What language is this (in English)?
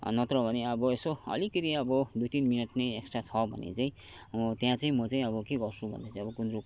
Nepali